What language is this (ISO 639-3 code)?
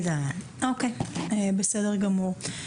heb